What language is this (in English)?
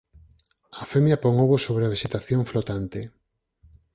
Galician